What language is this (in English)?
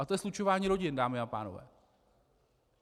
Czech